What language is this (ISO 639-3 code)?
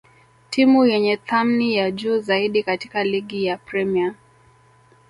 swa